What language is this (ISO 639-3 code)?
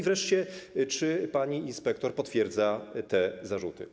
pol